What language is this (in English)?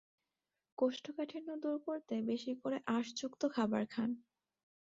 Bangla